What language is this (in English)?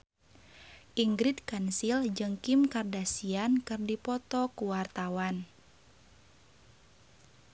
Sundanese